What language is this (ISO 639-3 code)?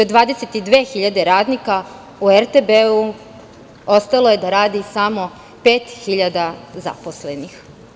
srp